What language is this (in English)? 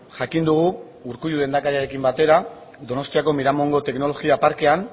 Basque